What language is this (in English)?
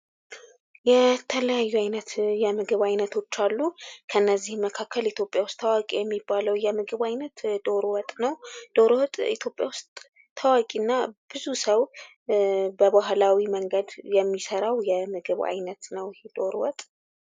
Amharic